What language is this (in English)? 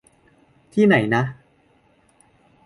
Thai